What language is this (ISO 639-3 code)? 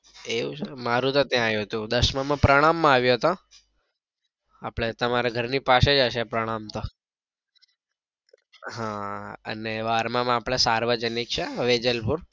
guj